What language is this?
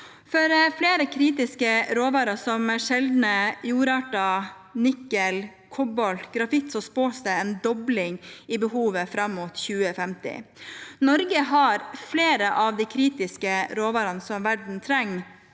Norwegian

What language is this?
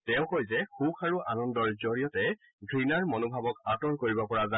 Assamese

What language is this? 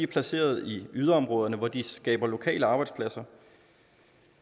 Danish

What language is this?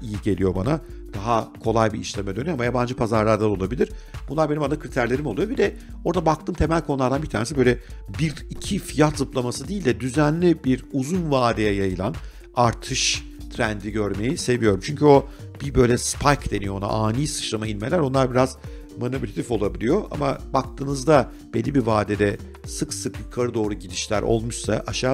Turkish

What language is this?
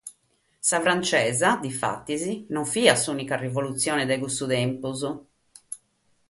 Sardinian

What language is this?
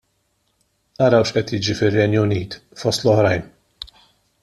Maltese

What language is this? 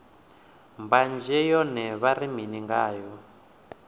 Venda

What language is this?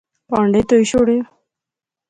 Pahari-Potwari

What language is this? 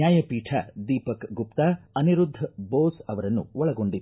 Kannada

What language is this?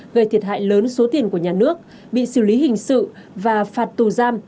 Vietnamese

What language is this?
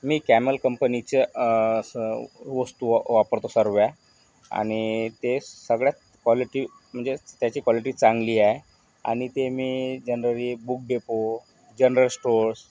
Marathi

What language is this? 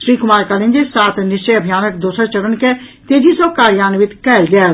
Maithili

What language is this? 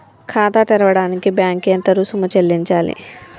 Telugu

